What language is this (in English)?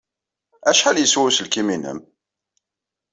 Kabyle